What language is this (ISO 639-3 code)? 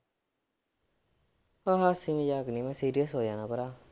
pan